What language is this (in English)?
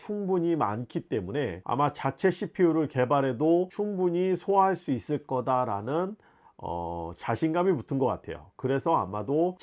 Korean